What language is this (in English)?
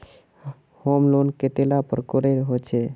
Magahi